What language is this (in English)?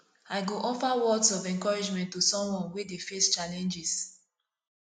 Nigerian Pidgin